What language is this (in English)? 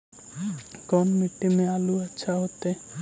Magahi